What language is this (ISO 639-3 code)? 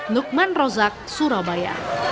ind